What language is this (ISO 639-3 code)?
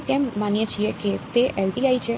guj